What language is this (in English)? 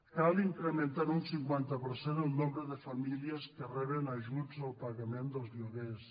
Catalan